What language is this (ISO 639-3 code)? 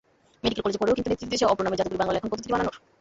ben